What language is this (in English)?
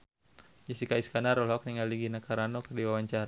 Sundanese